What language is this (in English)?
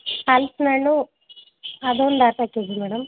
Kannada